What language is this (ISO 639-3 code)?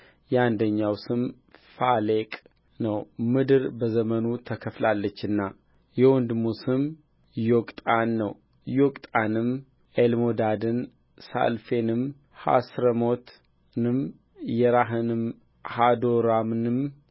amh